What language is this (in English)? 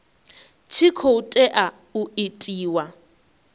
Venda